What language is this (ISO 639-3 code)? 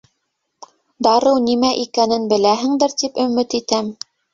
bak